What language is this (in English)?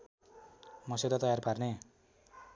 Nepali